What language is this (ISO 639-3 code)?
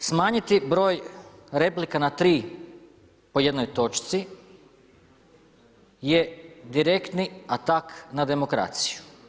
hrv